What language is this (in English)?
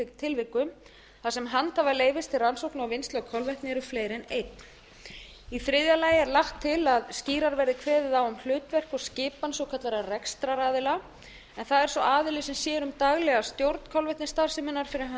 Icelandic